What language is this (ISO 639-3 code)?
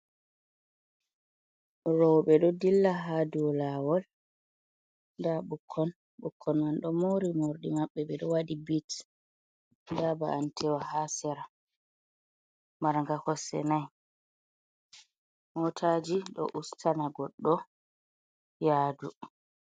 ful